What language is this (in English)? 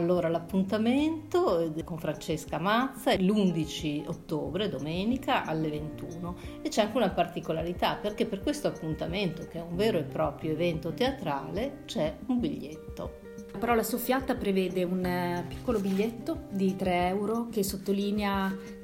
Italian